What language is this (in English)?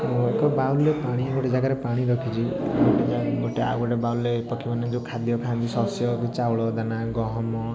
Odia